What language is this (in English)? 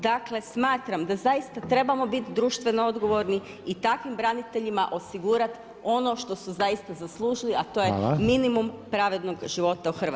Croatian